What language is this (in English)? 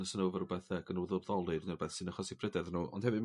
Welsh